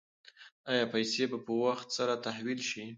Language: Pashto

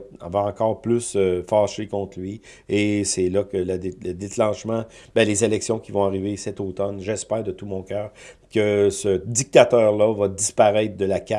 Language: French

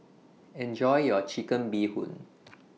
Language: English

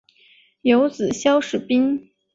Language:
Chinese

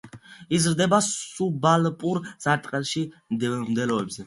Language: Georgian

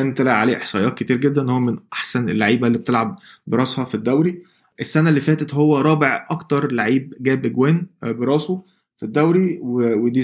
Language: Arabic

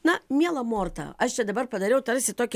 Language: Lithuanian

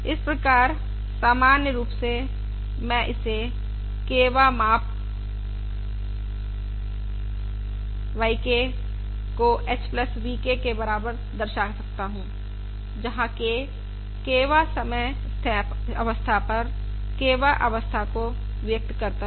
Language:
Hindi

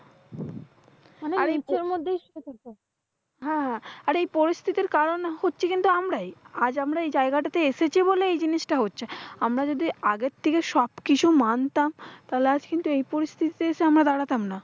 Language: Bangla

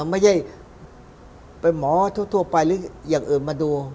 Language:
Thai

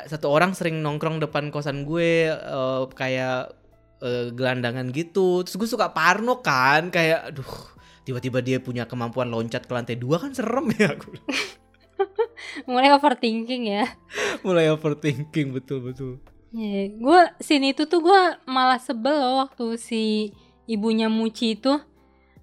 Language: Indonesian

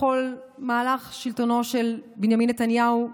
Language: Hebrew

